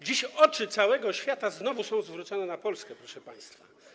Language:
Polish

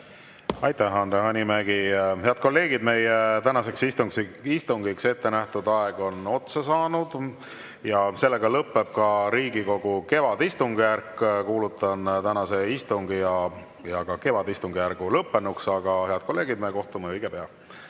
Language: Estonian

